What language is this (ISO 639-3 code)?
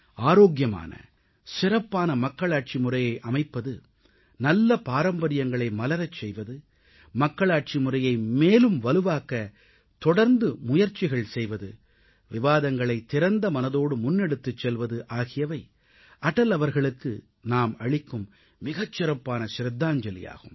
tam